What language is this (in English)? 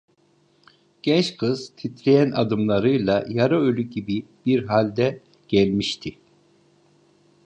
Turkish